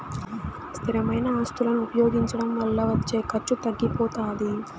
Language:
Telugu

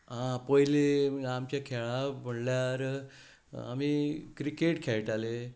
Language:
Konkani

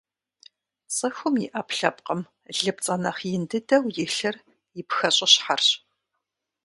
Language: Kabardian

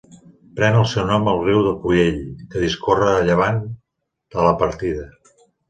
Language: Catalan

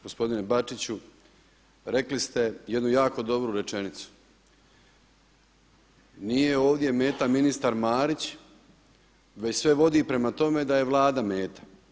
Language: Croatian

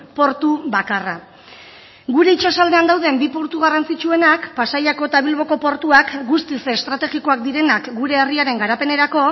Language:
Basque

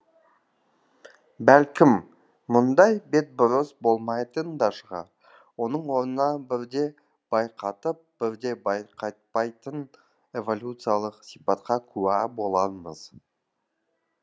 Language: Kazakh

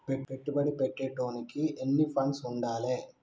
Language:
Telugu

